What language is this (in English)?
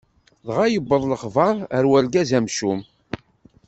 Kabyle